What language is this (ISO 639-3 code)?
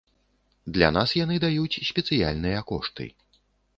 bel